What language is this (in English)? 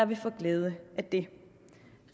Danish